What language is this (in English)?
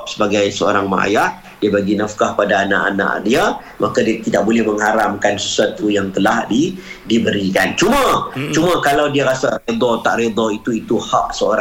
Malay